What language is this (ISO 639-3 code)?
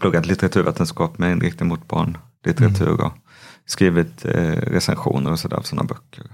swe